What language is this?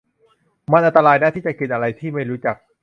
Thai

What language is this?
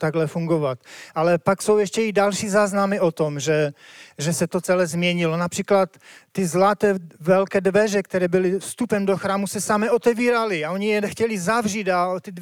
Czech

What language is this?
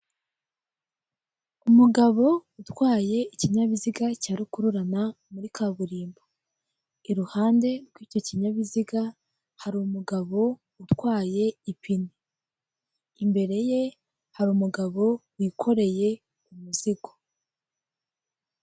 Kinyarwanda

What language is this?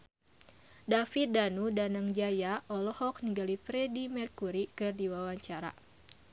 Sundanese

